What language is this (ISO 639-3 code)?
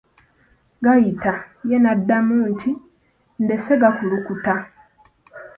lug